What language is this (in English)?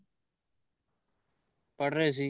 Punjabi